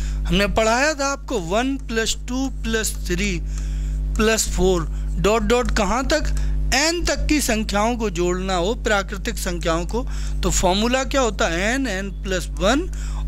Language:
Hindi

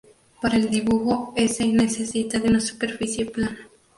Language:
Spanish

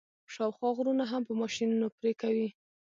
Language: Pashto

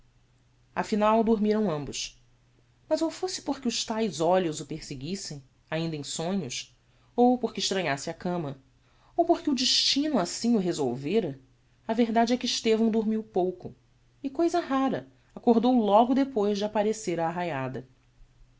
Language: Portuguese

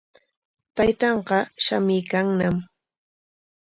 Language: Corongo Ancash Quechua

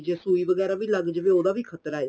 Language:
Punjabi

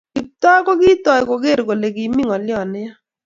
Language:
Kalenjin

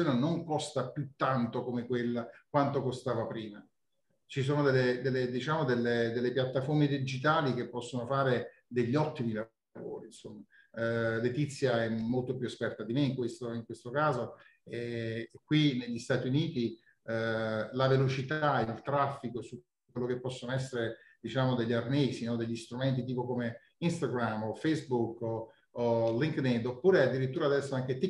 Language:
Italian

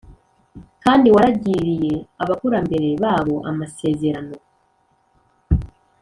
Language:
Kinyarwanda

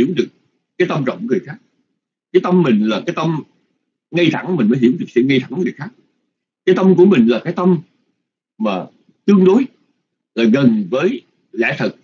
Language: Vietnamese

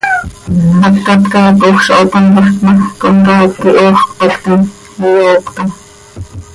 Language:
Seri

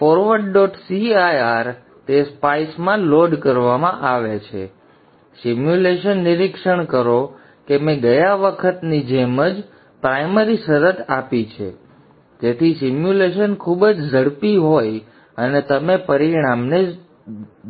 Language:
Gujarati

